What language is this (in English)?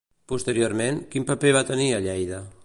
Catalan